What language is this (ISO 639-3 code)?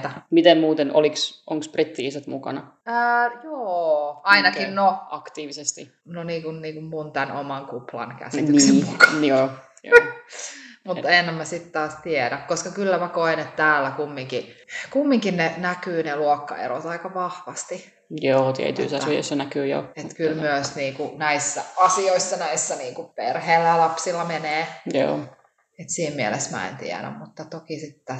fin